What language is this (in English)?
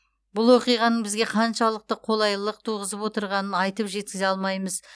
Kazakh